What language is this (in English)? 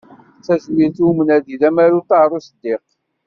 Kabyle